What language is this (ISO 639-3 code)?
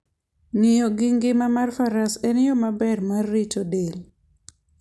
luo